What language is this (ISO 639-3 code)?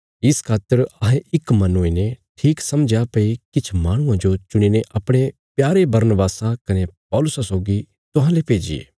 kfs